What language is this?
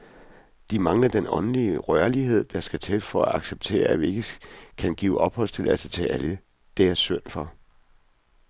Danish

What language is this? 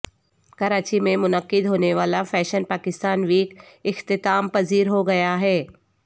Urdu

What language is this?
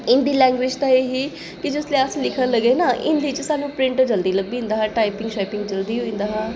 Dogri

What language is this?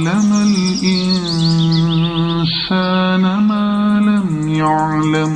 Arabic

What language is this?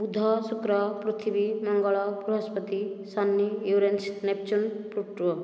Odia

